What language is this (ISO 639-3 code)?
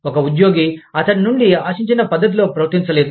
tel